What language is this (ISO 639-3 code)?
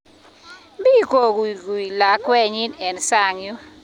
kln